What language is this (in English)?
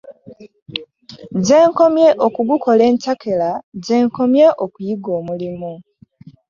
Ganda